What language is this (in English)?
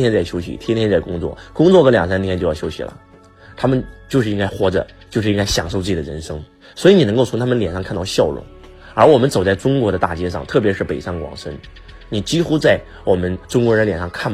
Chinese